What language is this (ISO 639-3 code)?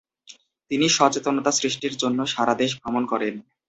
ben